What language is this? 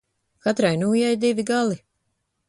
Latvian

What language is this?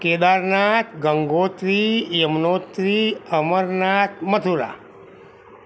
Gujarati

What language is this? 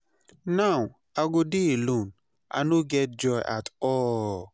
Nigerian Pidgin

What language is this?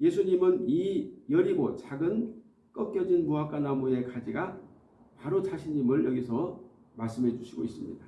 Korean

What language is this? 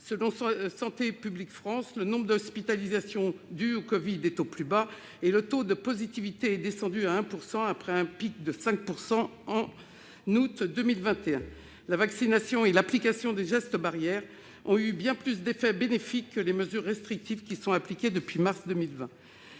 French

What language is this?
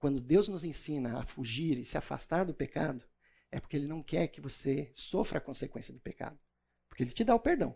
Portuguese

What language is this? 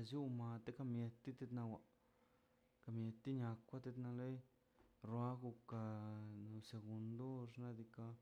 Mazaltepec Zapotec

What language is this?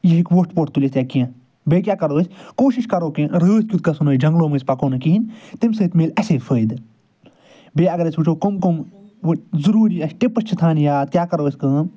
Kashmiri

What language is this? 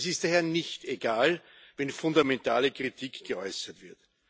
German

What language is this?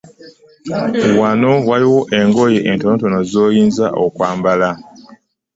Ganda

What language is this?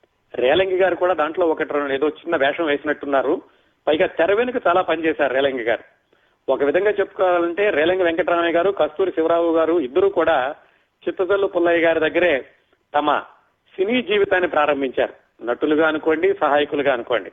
Telugu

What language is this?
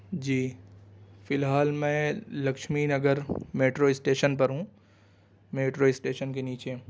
Urdu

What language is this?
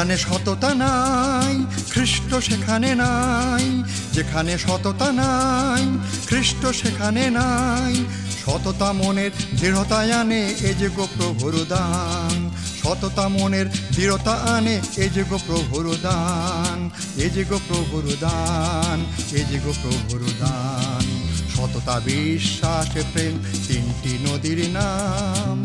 Bangla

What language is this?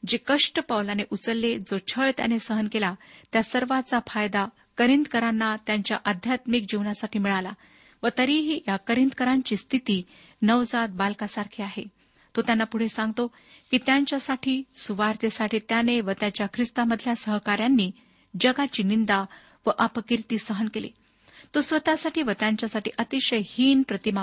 Marathi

